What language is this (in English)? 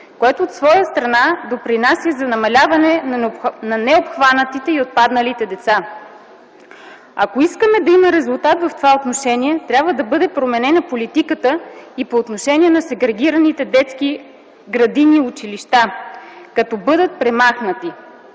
Bulgarian